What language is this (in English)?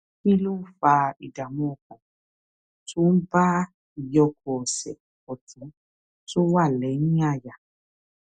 Yoruba